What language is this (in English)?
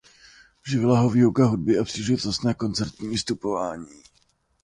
Czech